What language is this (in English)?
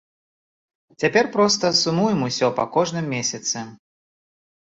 Belarusian